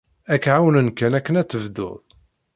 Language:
Kabyle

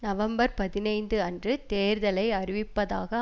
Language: Tamil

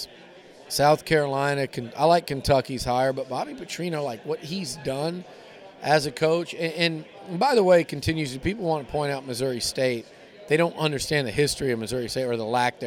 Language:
English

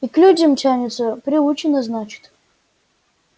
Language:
Russian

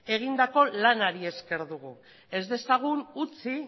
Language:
Basque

